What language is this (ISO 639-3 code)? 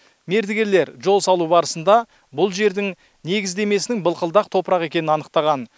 kaz